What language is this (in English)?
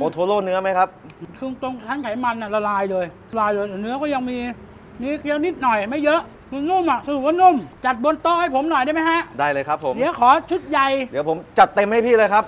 Thai